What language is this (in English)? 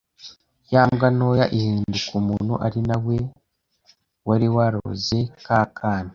Kinyarwanda